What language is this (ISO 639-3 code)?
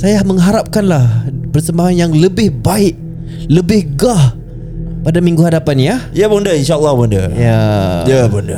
msa